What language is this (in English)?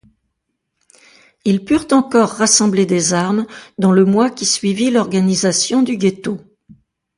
French